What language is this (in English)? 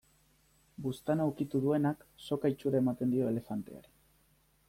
Basque